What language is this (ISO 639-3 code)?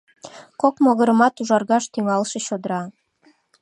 chm